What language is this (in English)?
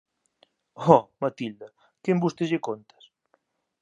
Galician